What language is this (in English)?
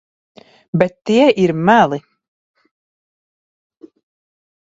Latvian